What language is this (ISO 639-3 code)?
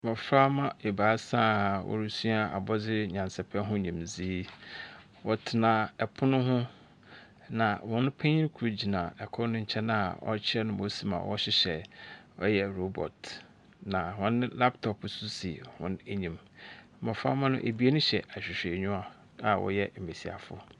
aka